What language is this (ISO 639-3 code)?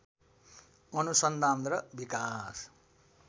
nep